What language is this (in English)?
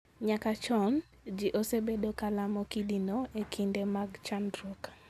Luo (Kenya and Tanzania)